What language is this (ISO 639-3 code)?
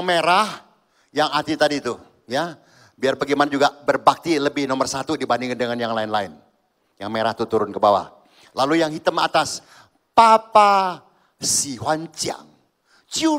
ind